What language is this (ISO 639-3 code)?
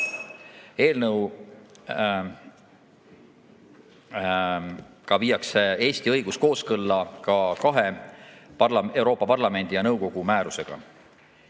est